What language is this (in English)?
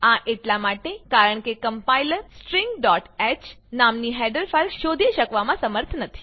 Gujarati